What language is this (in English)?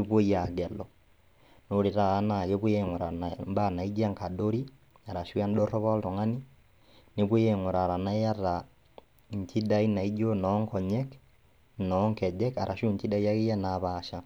Masai